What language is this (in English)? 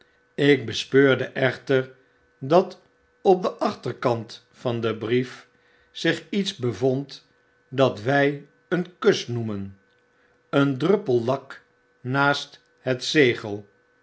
Dutch